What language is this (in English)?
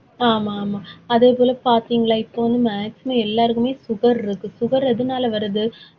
Tamil